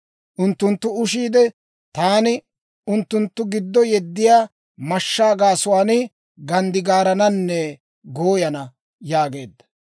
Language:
Dawro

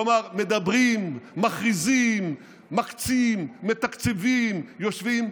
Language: Hebrew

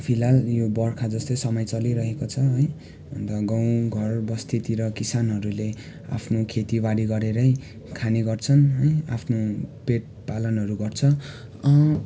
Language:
Nepali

